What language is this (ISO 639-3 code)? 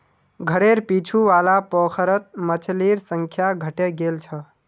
mag